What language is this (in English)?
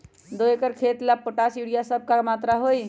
Magahi